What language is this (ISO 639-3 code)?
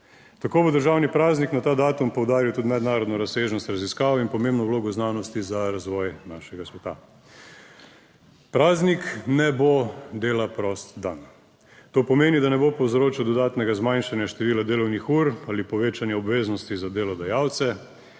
slv